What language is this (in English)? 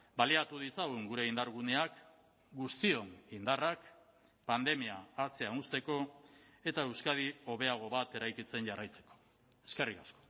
Basque